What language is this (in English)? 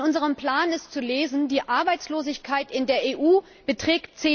German